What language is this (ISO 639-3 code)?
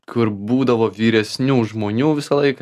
lit